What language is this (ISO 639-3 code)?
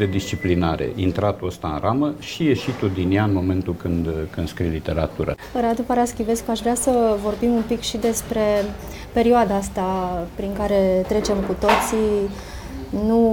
ron